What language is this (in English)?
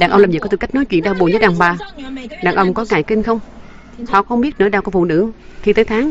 Vietnamese